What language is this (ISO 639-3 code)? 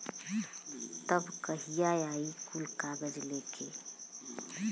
bho